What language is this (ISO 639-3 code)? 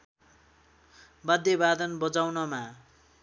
nep